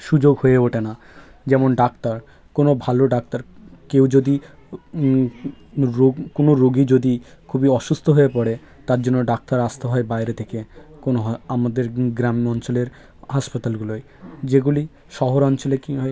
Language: Bangla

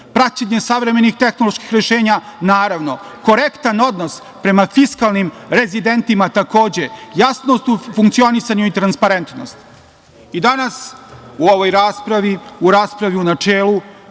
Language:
Serbian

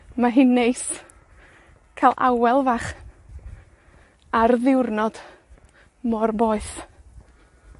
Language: Welsh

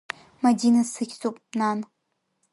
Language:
Abkhazian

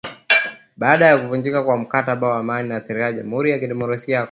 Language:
Swahili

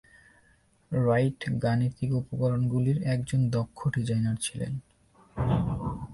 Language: Bangla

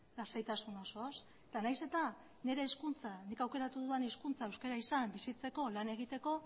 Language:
Basque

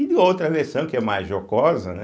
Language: Portuguese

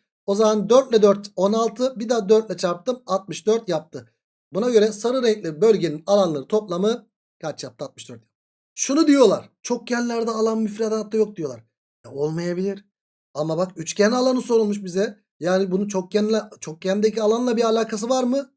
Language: Turkish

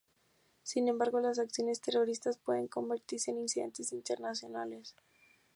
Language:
Spanish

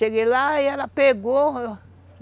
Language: Portuguese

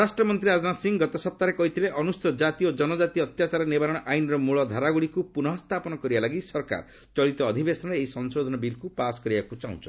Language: Odia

